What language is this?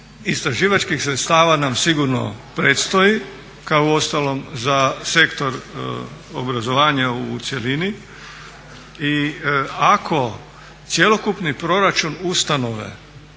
Croatian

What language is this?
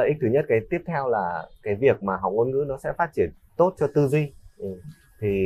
Vietnamese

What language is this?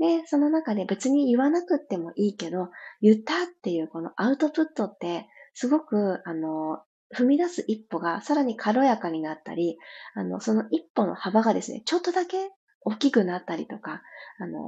Japanese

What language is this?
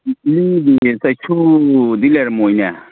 Manipuri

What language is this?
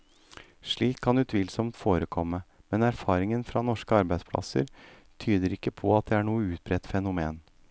Norwegian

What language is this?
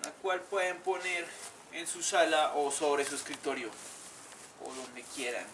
Spanish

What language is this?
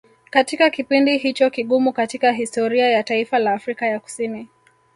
Swahili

